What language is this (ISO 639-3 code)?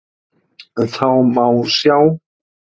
isl